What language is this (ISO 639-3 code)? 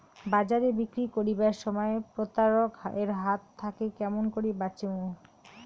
ben